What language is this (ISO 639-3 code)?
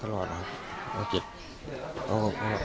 tha